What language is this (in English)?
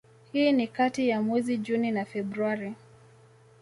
Swahili